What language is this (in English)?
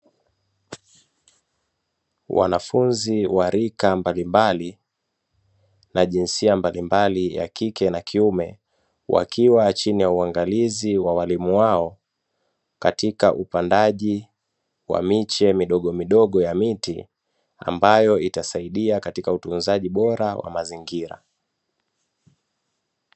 Swahili